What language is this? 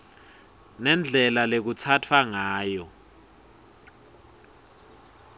Swati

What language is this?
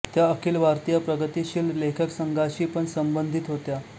Marathi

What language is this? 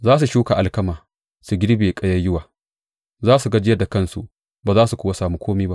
Hausa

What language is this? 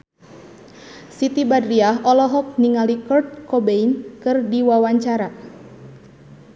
Sundanese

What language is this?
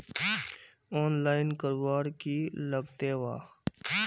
Magahi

